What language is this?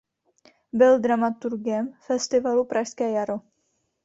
Czech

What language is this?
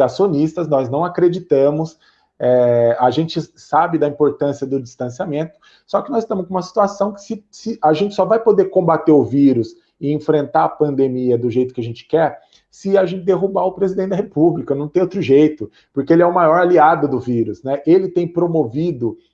Portuguese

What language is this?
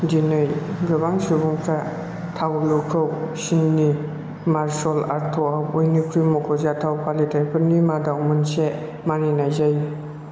Bodo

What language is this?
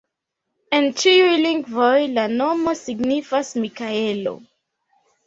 Esperanto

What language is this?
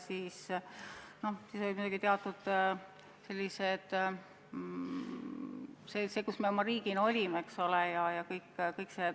Estonian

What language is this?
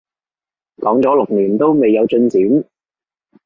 Cantonese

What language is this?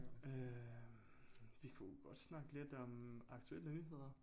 Danish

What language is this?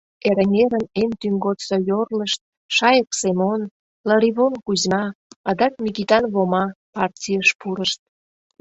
Mari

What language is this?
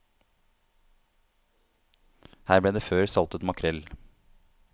Norwegian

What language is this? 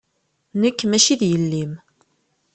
Kabyle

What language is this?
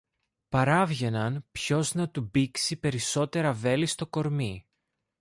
Greek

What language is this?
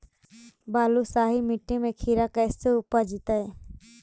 Magahi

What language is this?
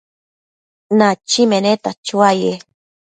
Matsés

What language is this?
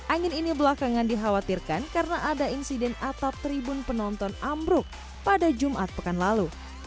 Indonesian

